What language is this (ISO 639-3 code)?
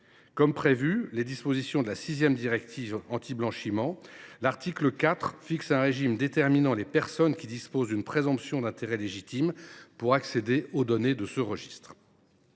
fra